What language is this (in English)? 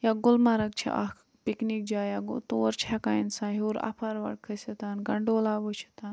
Kashmiri